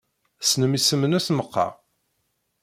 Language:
Kabyle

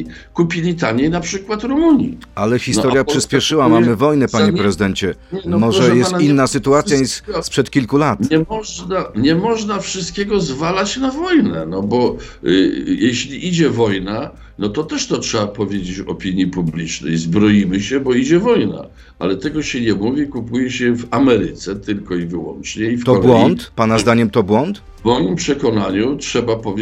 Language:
Polish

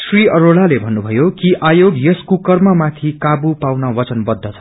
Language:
Nepali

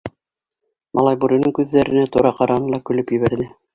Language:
Bashkir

